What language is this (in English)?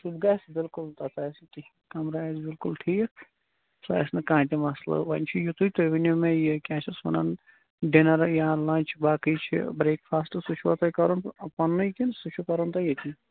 Kashmiri